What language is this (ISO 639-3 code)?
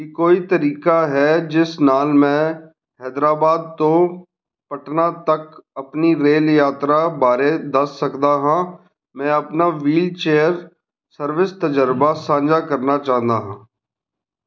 pan